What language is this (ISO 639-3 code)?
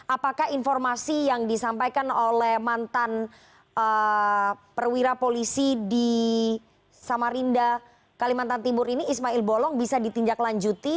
ind